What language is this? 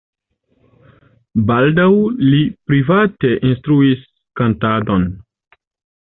Esperanto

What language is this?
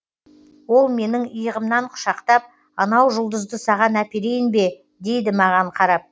Kazakh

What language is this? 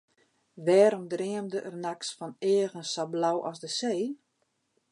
Western Frisian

